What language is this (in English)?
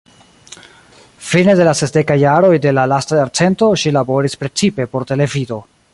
Esperanto